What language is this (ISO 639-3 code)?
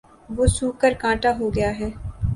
urd